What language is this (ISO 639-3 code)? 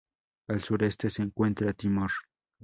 spa